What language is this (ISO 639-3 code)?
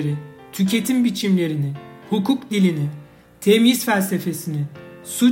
tur